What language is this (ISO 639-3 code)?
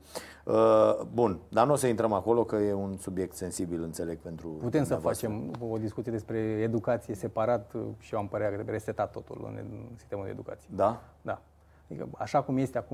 ron